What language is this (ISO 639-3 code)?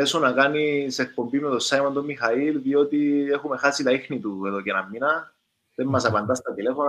ell